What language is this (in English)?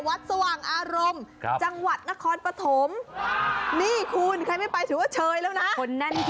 Thai